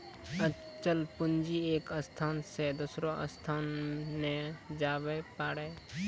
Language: Maithili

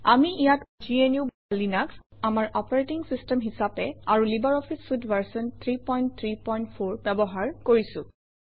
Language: Assamese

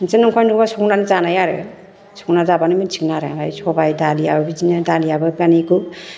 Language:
Bodo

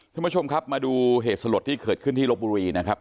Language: Thai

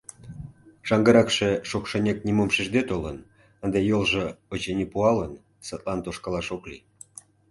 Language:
Mari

